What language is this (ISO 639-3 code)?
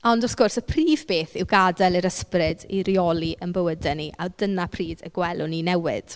cym